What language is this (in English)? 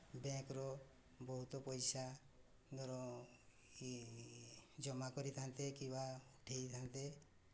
Odia